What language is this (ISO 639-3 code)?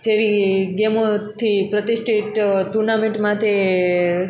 guj